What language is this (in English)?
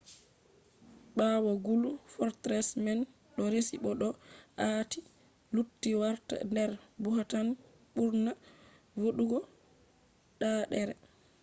Fula